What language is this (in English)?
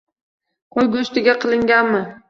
Uzbek